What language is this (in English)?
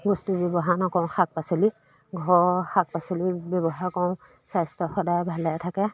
Assamese